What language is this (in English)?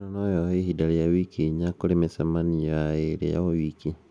Kikuyu